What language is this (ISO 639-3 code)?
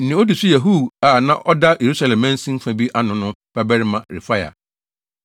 aka